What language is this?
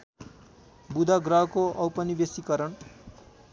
Nepali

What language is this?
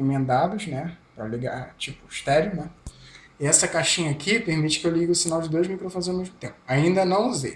Portuguese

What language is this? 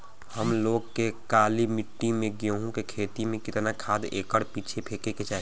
Bhojpuri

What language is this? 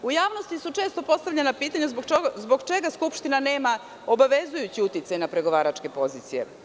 Serbian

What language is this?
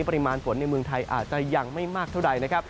Thai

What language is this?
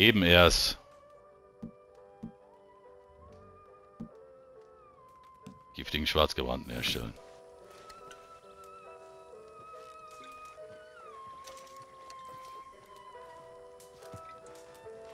German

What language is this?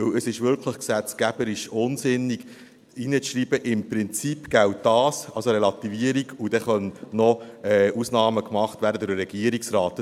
Swiss German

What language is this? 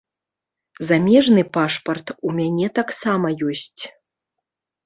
Belarusian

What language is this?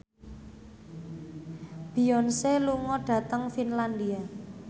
Javanese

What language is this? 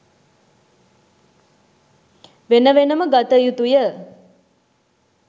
Sinhala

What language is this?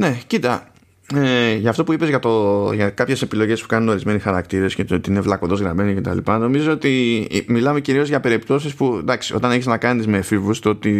Greek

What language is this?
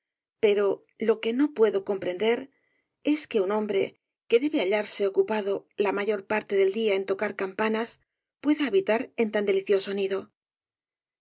Spanish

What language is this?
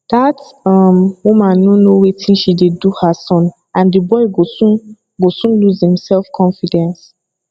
Nigerian Pidgin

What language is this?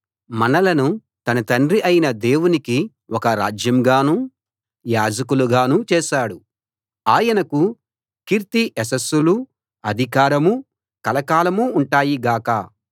Telugu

